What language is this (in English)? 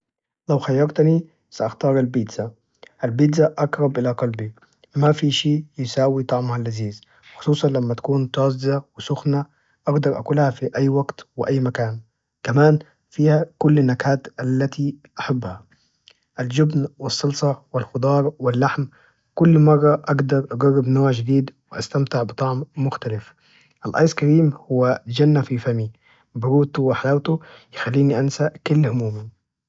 Najdi Arabic